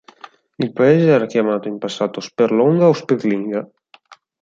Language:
Italian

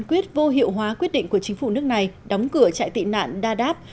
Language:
Vietnamese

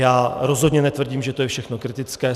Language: Czech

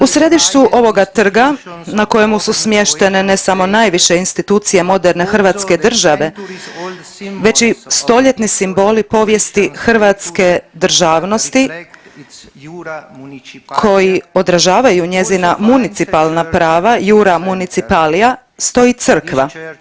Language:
Croatian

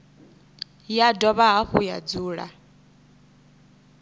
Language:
Venda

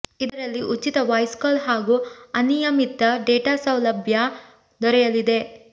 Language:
Kannada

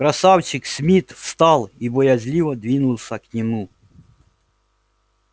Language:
Russian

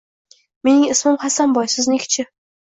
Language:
Uzbek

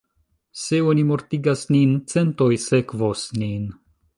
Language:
Esperanto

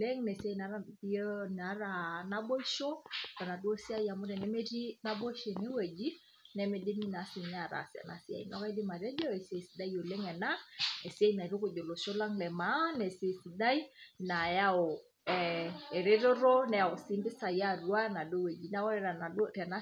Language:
Masai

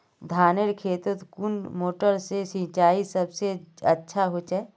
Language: Magahi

